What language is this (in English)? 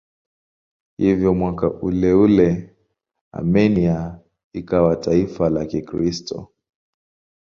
Swahili